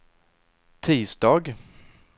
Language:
Swedish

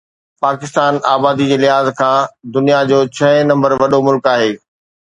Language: Sindhi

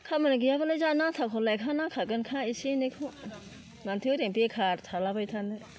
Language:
Bodo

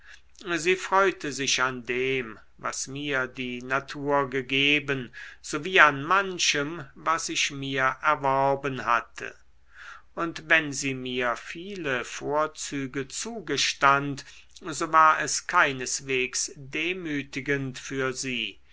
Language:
German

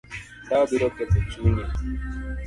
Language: Luo (Kenya and Tanzania)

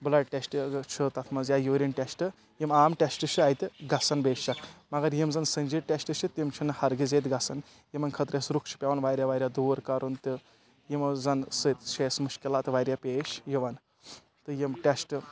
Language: Kashmiri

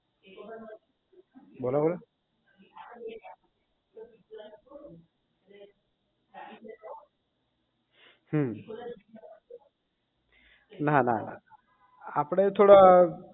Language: Gujarati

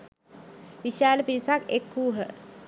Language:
Sinhala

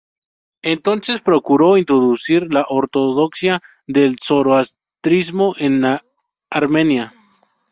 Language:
Spanish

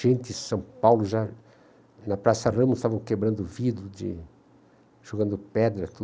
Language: Portuguese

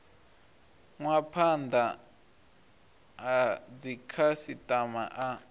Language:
Venda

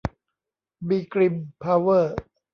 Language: Thai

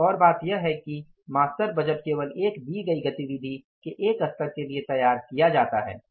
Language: Hindi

